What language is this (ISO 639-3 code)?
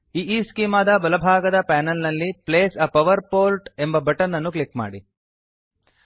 kan